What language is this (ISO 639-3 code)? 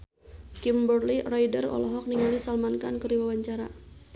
sun